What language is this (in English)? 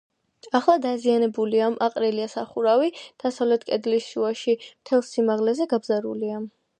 Georgian